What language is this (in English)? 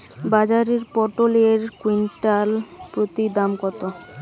Bangla